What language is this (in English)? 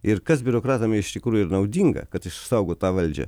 Lithuanian